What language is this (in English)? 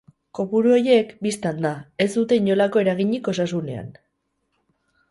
Basque